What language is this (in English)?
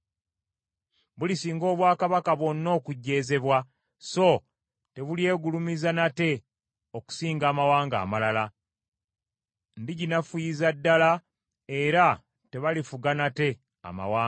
Ganda